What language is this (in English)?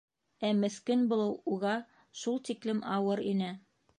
Bashkir